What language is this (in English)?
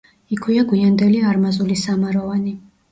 Georgian